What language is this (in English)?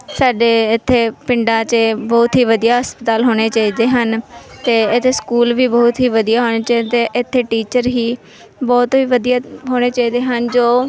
Punjabi